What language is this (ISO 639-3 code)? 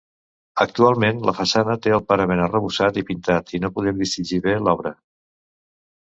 cat